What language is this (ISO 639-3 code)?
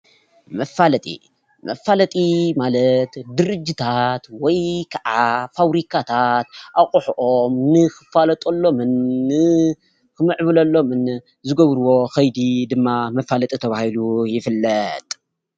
tir